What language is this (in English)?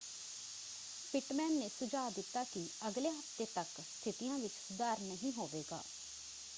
Punjabi